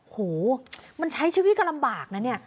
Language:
Thai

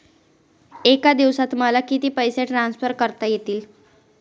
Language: Marathi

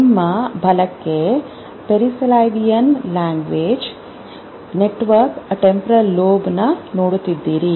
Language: Kannada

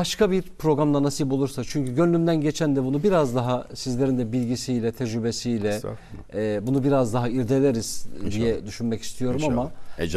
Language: Turkish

